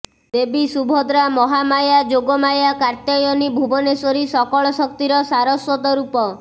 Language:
Odia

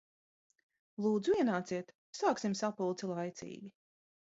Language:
Latvian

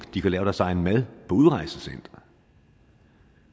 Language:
Danish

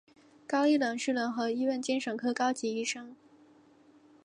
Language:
Chinese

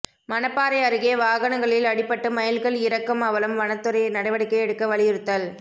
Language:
Tamil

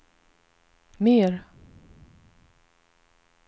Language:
Swedish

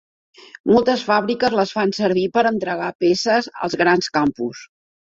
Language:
Catalan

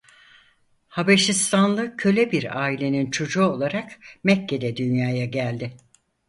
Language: Turkish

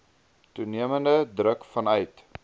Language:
Afrikaans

